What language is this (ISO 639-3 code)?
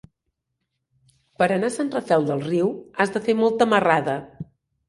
cat